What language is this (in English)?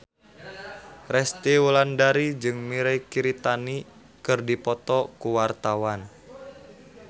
Sundanese